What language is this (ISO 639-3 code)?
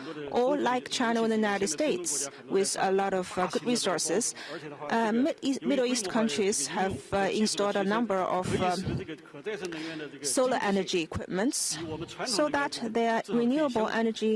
eng